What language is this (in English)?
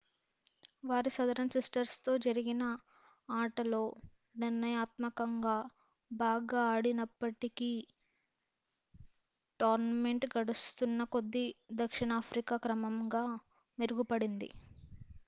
Telugu